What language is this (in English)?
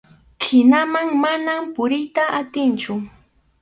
Arequipa-La Unión Quechua